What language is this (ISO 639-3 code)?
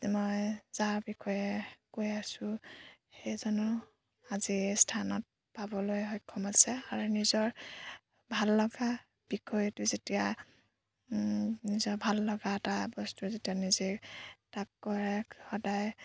asm